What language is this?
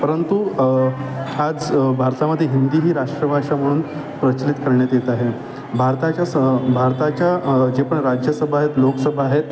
Marathi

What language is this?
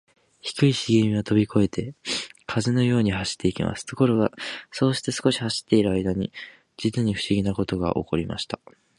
Japanese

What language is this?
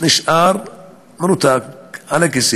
Hebrew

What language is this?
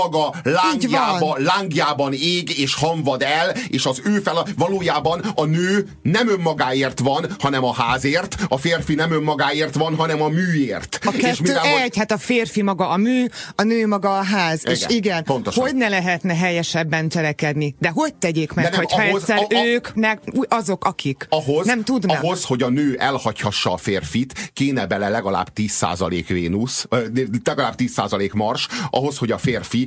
Hungarian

